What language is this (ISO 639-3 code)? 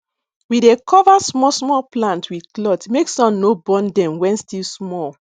pcm